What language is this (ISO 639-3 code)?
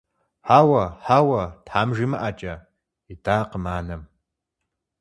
kbd